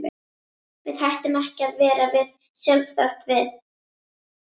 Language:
Icelandic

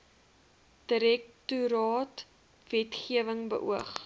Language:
Afrikaans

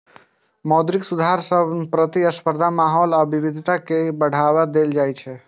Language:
Maithili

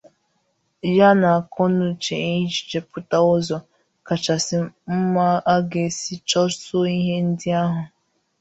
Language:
Igbo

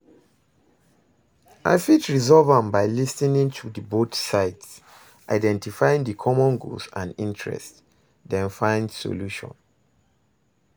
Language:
Nigerian Pidgin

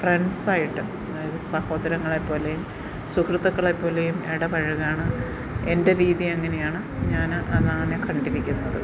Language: Malayalam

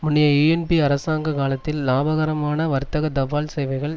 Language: Tamil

